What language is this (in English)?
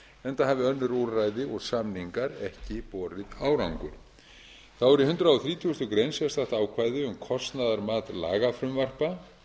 Icelandic